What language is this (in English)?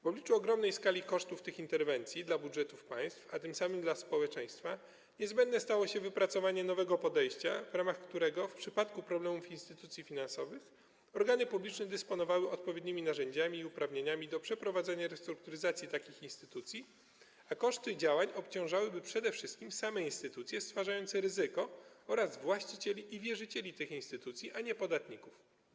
Polish